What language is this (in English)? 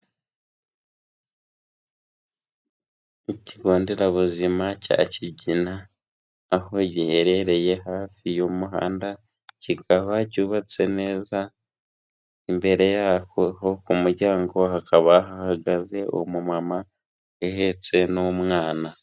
Kinyarwanda